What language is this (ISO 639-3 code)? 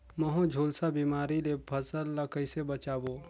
hne